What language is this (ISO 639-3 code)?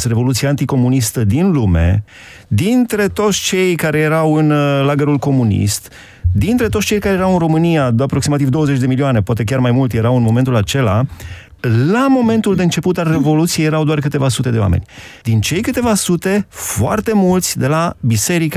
ron